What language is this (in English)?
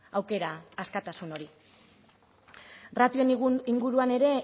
Basque